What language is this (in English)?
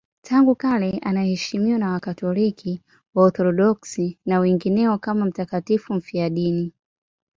Swahili